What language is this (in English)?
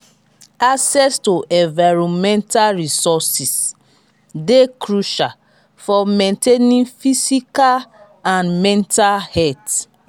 Nigerian Pidgin